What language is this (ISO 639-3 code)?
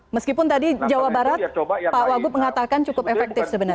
ind